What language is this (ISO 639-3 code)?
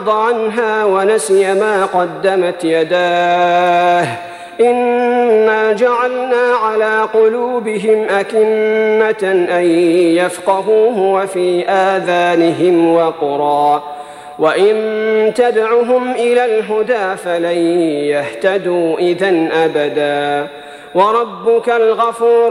ara